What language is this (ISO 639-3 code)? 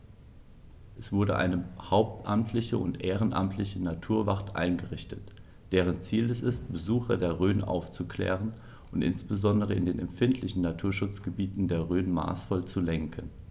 deu